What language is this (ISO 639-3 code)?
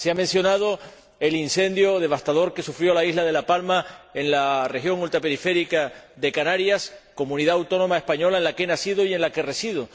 spa